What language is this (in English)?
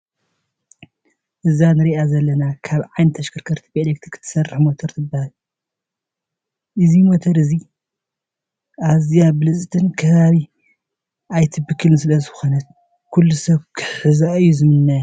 Tigrinya